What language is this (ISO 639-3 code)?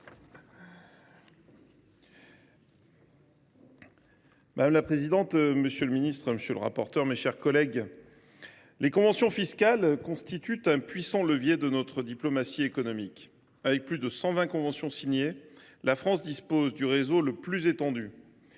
fra